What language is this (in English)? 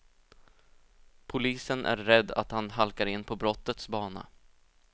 Swedish